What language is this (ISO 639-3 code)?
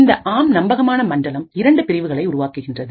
tam